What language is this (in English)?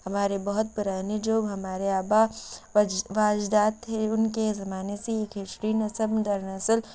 Urdu